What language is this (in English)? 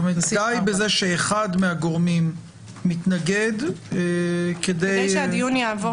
Hebrew